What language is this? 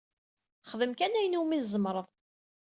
Kabyle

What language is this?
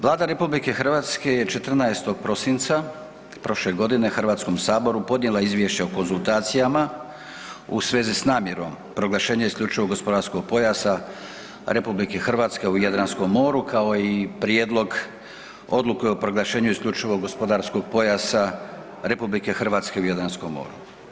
Croatian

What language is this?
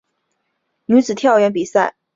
Chinese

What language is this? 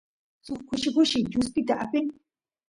Santiago del Estero Quichua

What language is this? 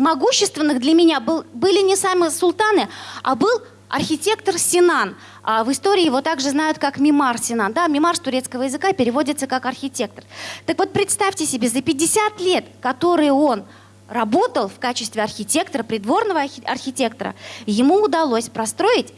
Russian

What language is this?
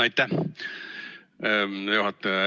Estonian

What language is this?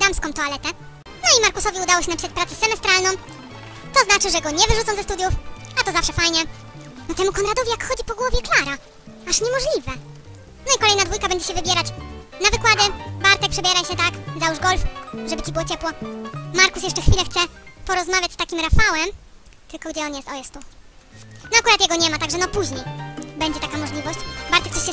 Polish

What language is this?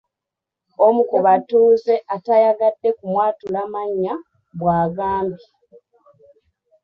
Ganda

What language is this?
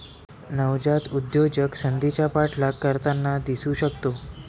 Marathi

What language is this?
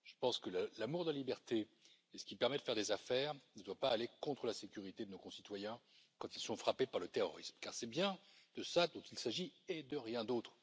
French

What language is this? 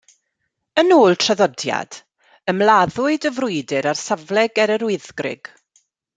Welsh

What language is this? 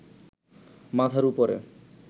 Bangla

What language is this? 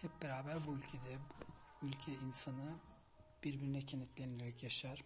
Turkish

